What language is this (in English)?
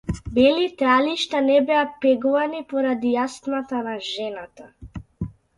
Macedonian